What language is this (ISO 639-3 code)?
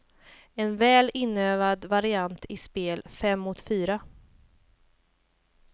swe